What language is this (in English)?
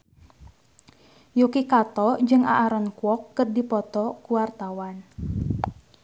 Sundanese